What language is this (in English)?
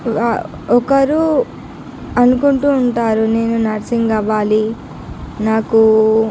Telugu